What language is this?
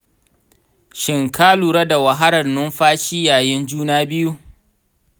Hausa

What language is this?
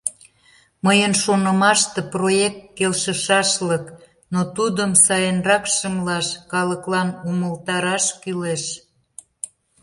Mari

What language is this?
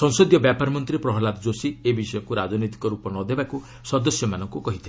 Odia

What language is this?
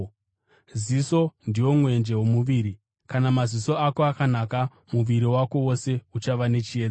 Shona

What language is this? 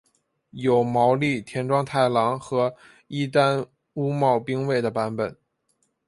Chinese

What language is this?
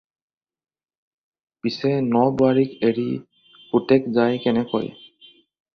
Assamese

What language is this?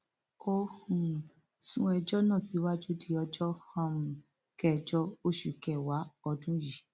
Yoruba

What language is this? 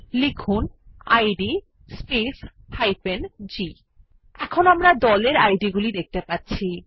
Bangla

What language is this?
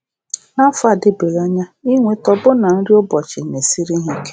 Igbo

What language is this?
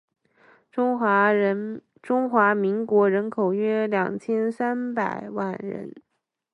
Chinese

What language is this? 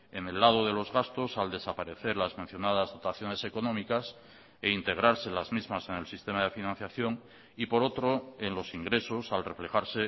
Spanish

